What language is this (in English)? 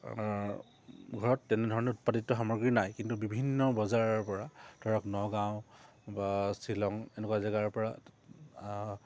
Assamese